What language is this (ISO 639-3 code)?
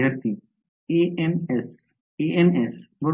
mar